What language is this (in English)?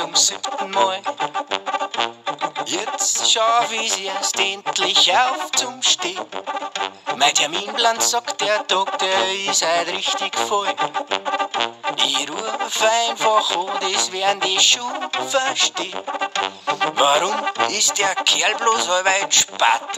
German